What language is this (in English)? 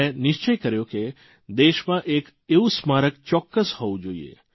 Gujarati